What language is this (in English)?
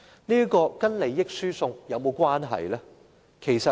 Cantonese